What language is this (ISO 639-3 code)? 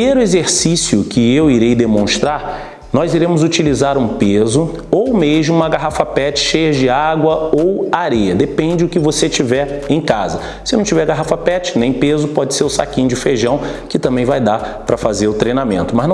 por